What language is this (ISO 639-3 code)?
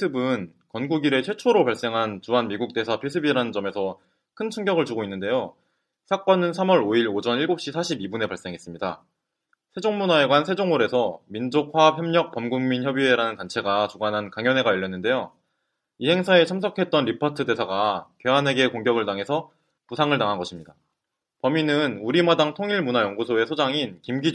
kor